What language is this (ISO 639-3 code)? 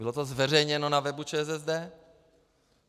ces